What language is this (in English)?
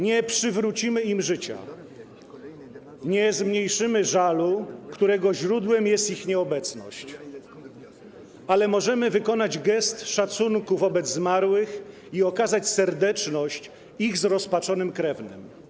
Polish